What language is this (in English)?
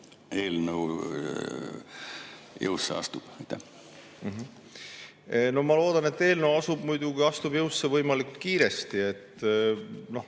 Estonian